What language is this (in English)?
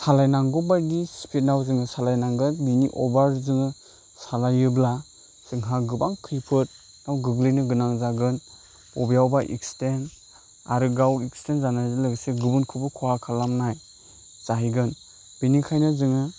Bodo